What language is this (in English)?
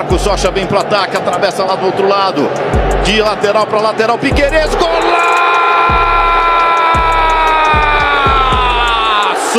Portuguese